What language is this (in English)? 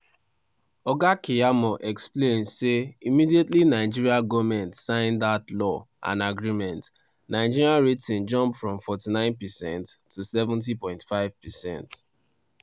Nigerian Pidgin